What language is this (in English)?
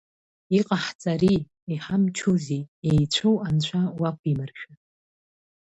Abkhazian